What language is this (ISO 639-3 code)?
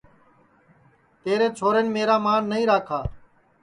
ssi